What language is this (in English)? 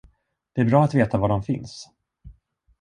Swedish